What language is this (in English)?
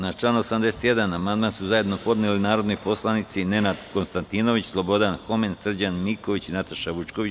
Serbian